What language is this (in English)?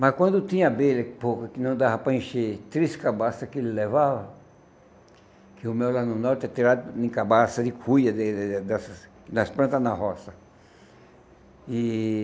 Portuguese